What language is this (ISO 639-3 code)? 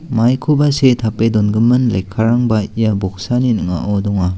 grt